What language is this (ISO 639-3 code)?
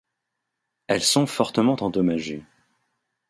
fra